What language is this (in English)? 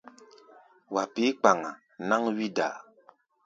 Gbaya